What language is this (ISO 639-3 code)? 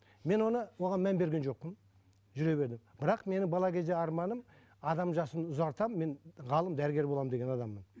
kaz